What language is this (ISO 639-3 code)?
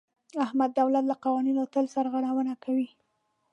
pus